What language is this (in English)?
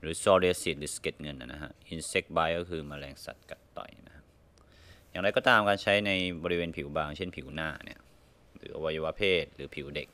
Thai